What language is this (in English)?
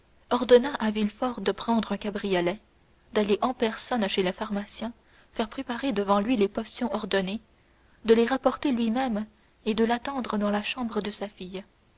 French